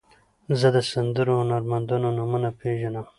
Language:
Pashto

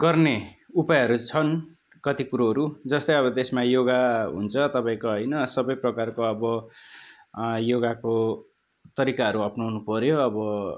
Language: Nepali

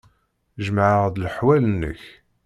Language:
Kabyle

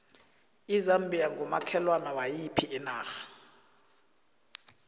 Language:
South Ndebele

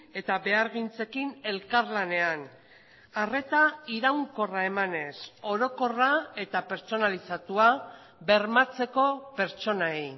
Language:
Basque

